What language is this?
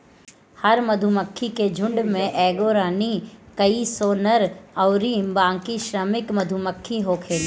Bhojpuri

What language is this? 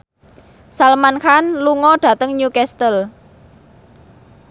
Javanese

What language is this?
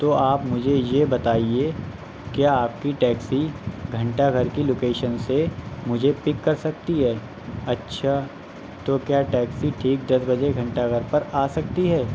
Urdu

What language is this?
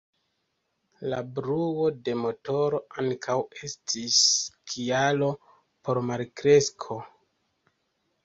Esperanto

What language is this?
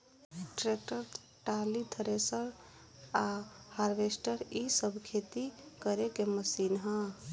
Bhojpuri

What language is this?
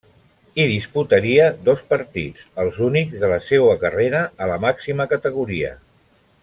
Catalan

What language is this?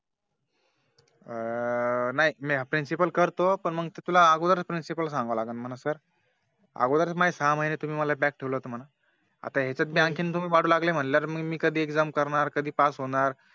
Marathi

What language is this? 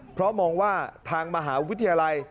Thai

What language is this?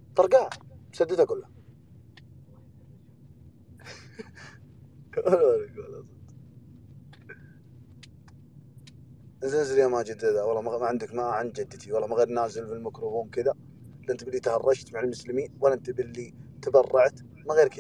Arabic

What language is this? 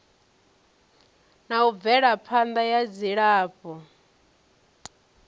Venda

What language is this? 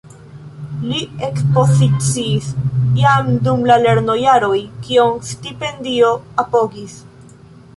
Esperanto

